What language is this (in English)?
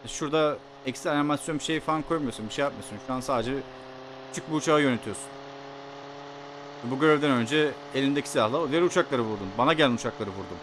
Turkish